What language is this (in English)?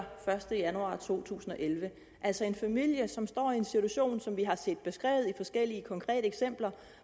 Danish